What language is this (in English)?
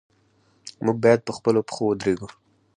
Pashto